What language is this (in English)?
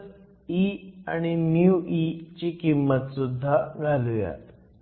Marathi